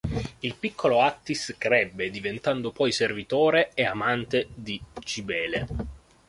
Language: Italian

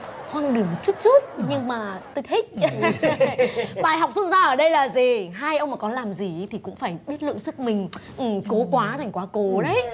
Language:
Vietnamese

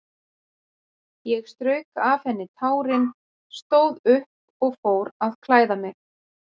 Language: Icelandic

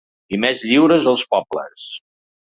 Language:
Catalan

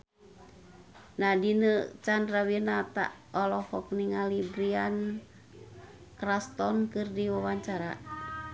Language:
Sundanese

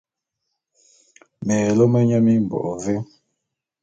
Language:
Bulu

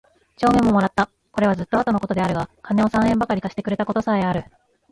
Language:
Japanese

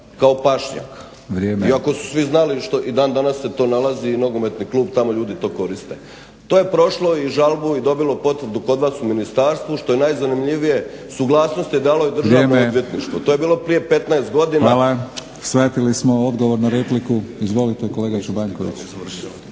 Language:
Croatian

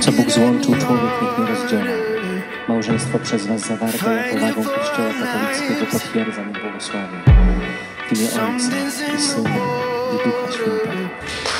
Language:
Polish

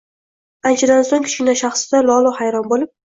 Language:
Uzbek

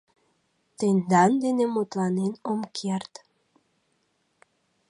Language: Mari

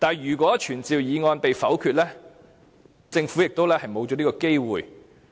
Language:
Cantonese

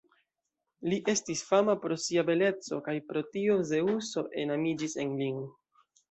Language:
Esperanto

